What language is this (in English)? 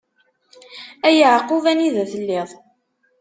Kabyle